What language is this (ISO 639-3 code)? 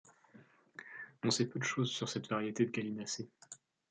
fra